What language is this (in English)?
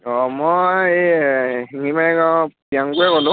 Assamese